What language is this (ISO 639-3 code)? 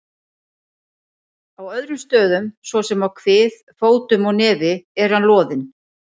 isl